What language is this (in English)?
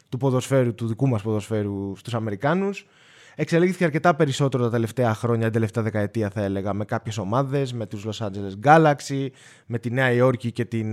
Greek